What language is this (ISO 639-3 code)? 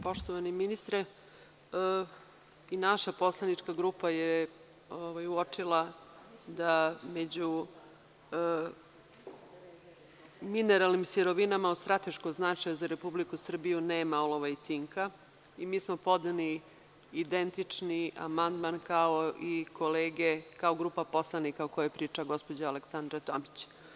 srp